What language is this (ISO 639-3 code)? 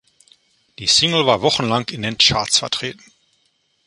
deu